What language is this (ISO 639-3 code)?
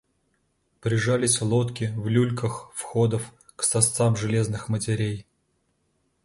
rus